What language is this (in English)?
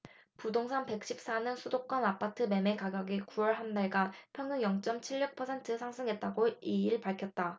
Korean